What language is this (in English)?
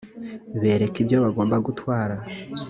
Kinyarwanda